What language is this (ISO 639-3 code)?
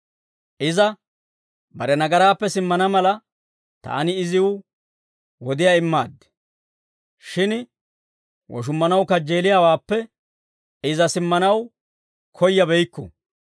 dwr